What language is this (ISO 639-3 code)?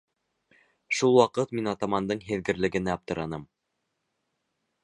bak